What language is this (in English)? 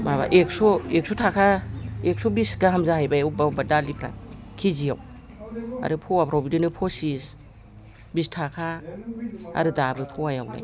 Bodo